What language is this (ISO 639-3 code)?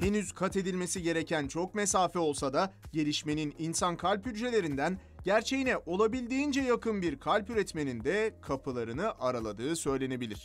tur